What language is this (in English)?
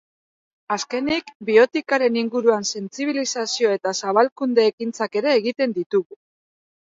Basque